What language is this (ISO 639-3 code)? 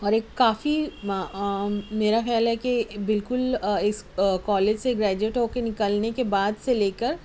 urd